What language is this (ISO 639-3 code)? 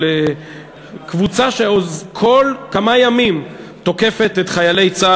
heb